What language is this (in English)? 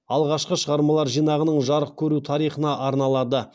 Kazakh